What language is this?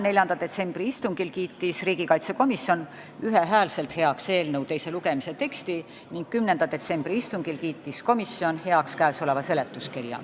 Estonian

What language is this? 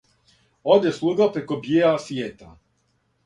Serbian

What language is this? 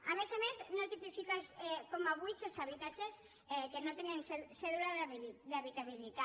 Catalan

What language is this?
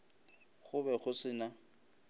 Northern Sotho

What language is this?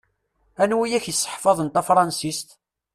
Kabyle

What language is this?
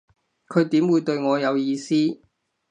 Cantonese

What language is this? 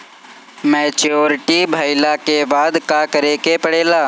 Bhojpuri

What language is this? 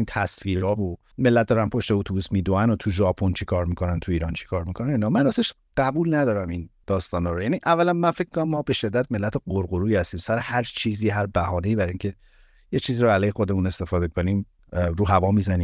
Persian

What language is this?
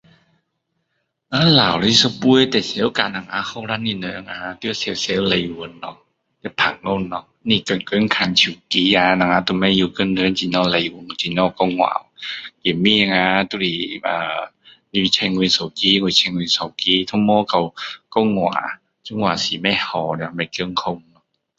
Min Dong Chinese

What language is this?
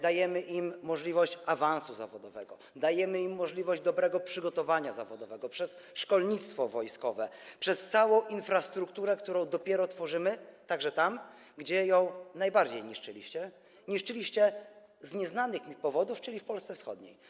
Polish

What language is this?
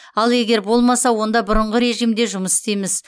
Kazakh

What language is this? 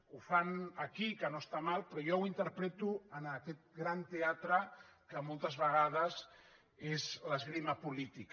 Catalan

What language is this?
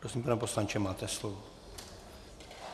Czech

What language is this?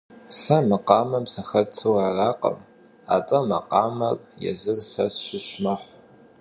Kabardian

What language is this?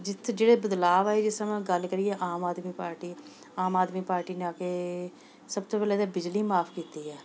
Punjabi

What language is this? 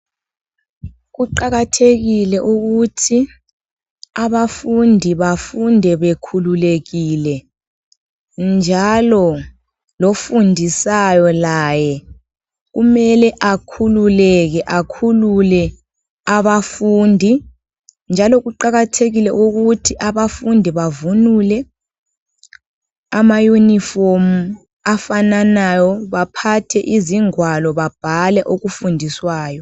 North Ndebele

